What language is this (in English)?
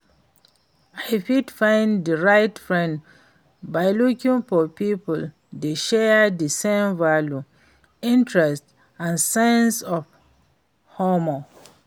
Nigerian Pidgin